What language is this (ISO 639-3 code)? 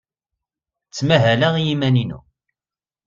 kab